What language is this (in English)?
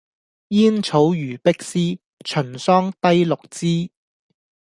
Cantonese